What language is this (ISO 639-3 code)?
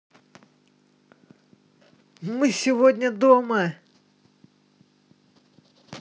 rus